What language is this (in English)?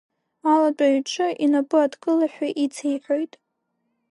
Abkhazian